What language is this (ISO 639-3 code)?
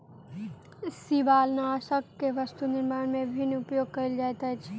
mai